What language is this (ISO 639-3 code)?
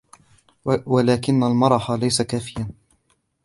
ara